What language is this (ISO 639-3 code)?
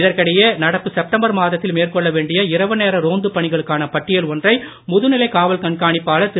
tam